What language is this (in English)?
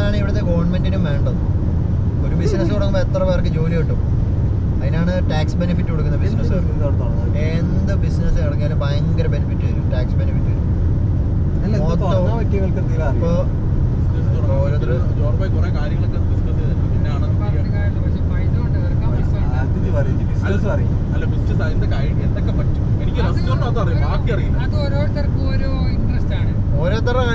Malayalam